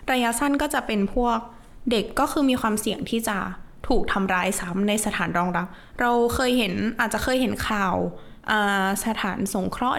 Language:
Thai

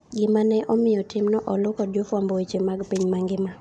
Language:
Luo (Kenya and Tanzania)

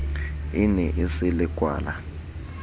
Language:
Southern Sotho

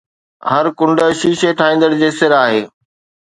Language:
Sindhi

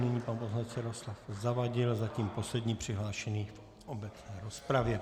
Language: Czech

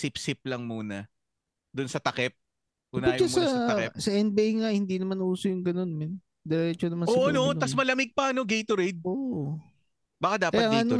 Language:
Filipino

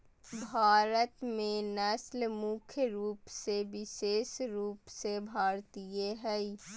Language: Magahi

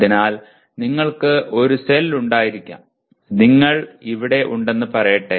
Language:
Malayalam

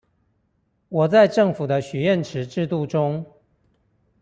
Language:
Chinese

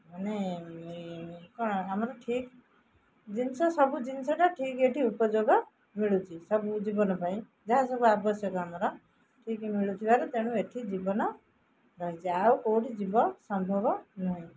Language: Odia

